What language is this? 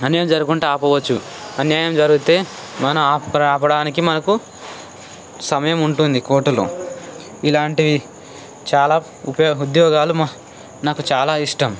Telugu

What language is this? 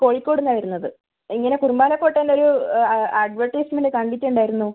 Malayalam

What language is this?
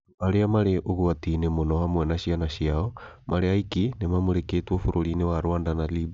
Kikuyu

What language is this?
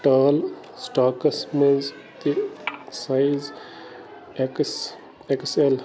Kashmiri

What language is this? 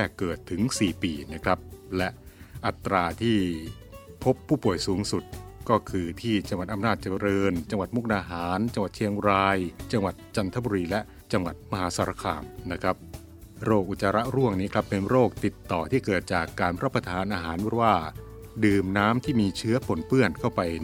Thai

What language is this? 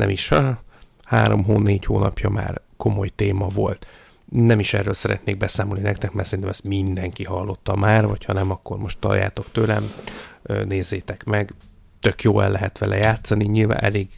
Hungarian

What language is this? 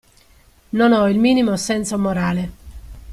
Italian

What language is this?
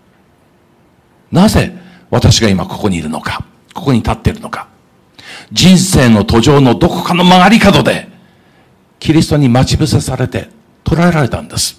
Japanese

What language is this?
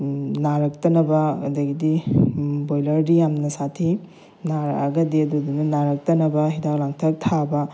Manipuri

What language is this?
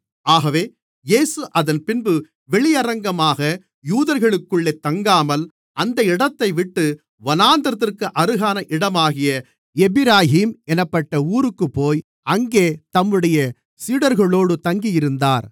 Tamil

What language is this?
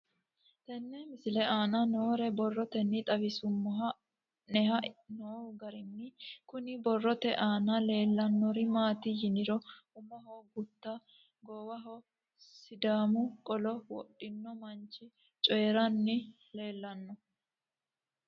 Sidamo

